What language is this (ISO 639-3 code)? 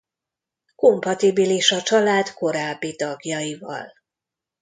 hun